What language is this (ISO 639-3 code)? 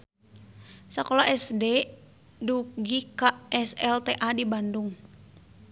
sun